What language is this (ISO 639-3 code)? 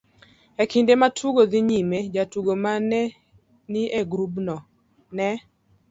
luo